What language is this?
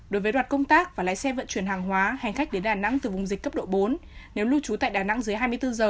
Vietnamese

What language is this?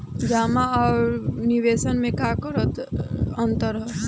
Bhojpuri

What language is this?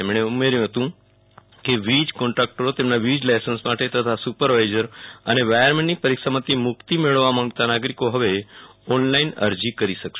Gujarati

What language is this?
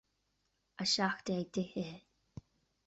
Irish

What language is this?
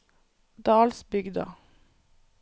Norwegian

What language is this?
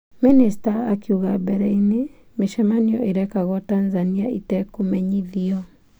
Kikuyu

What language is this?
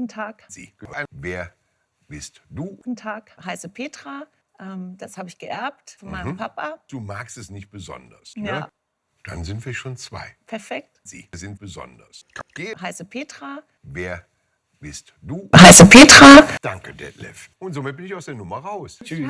German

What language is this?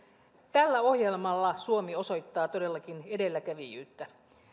Finnish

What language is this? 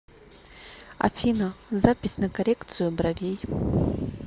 Russian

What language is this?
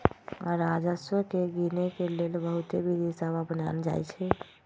Magahi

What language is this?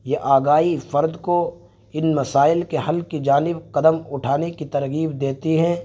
Urdu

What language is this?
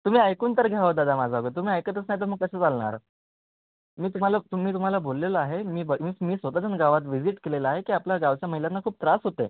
Marathi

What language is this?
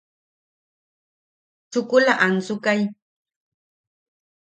Yaqui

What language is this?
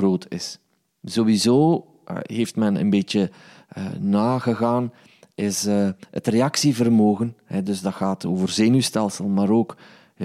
Dutch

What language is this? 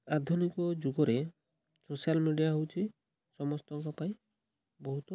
Odia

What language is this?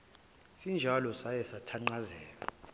Zulu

